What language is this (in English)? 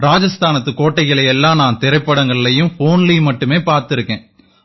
Tamil